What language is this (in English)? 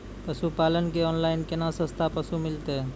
Maithili